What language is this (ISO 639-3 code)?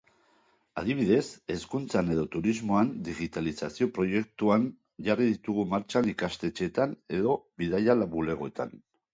eus